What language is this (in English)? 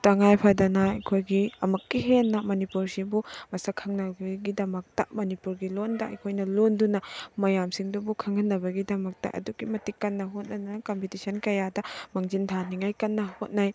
Manipuri